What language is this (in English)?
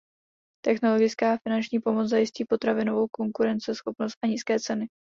Czech